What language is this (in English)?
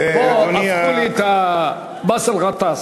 Hebrew